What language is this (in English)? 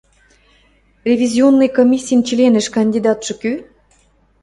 Western Mari